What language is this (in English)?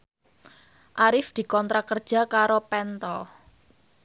Javanese